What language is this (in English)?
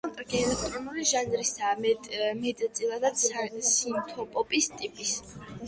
Georgian